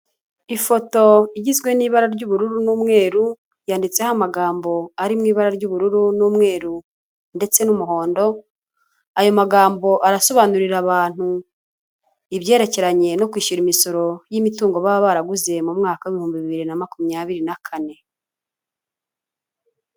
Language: Kinyarwanda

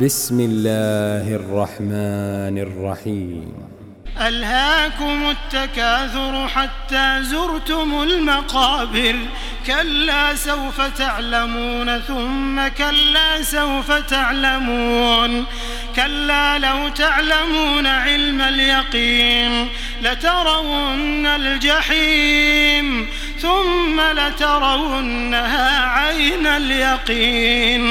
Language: Arabic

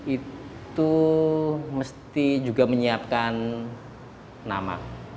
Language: Indonesian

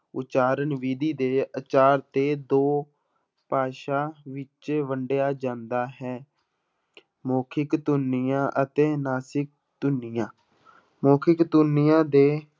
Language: Punjabi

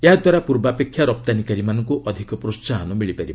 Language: Odia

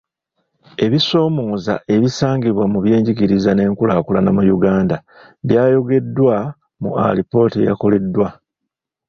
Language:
Ganda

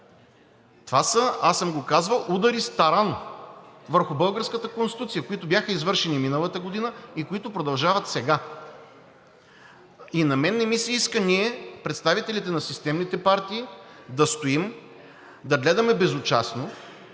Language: Bulgarian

